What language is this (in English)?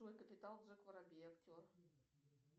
Russian